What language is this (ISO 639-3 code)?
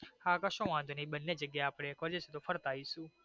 guj